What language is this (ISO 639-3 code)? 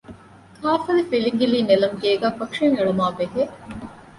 div